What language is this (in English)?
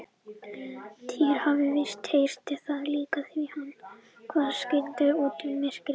Icelandic